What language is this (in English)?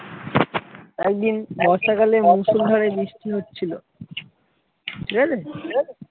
Bangla